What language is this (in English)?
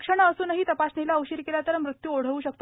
Marathi